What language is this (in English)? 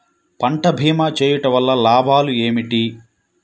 Telugu